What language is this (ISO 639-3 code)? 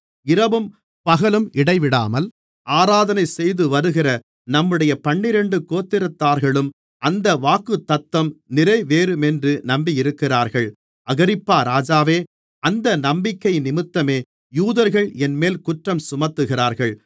tam